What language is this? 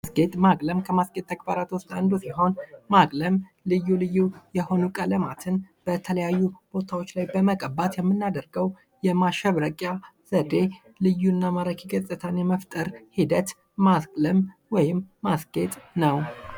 Amharic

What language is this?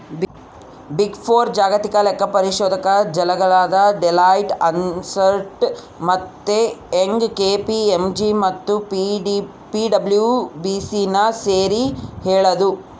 Kannada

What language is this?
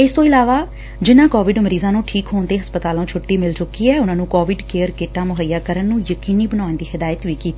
Punjabi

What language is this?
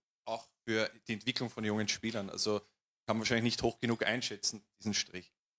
German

